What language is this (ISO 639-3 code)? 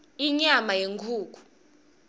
ssw